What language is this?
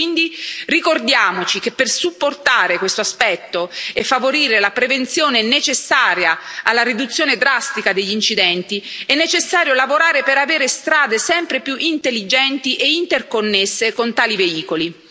Italian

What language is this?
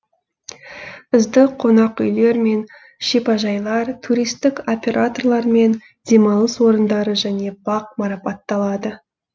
Kazakh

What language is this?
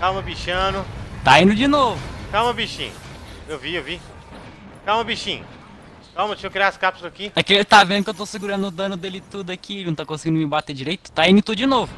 Portuguese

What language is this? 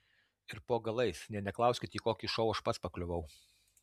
Lithuanian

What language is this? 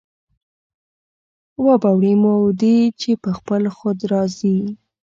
Pashto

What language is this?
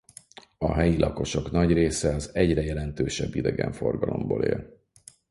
Hungarian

